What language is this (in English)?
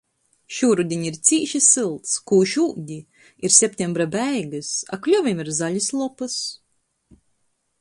Latgalian